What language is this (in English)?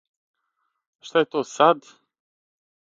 Serbian